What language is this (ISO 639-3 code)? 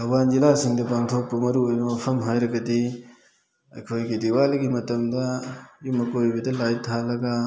mni